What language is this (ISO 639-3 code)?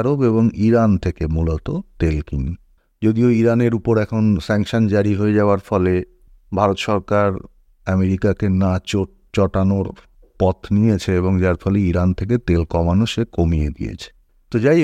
ben